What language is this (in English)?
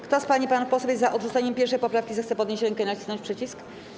Polish